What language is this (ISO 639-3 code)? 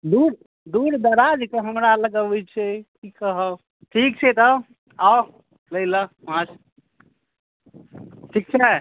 mai